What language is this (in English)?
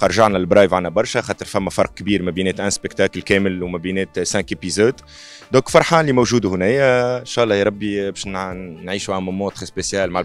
Arabic